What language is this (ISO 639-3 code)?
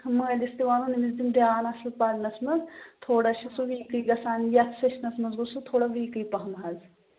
kas